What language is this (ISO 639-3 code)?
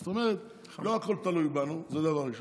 heb